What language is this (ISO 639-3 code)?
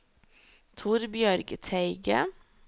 nor